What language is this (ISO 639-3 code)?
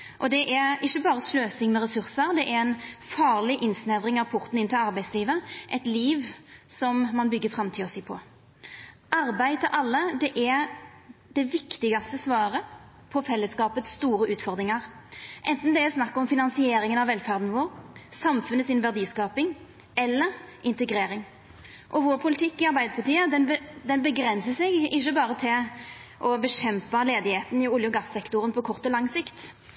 nno